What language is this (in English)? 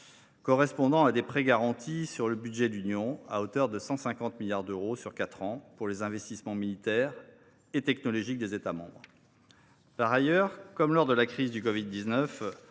French